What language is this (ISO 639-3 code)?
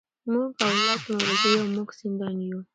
pus